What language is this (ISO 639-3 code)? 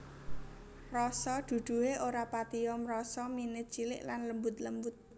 jav